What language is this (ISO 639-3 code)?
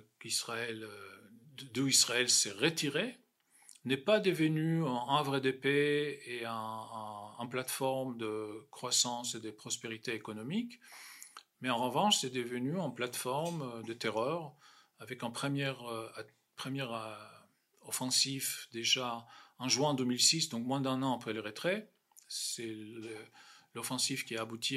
fra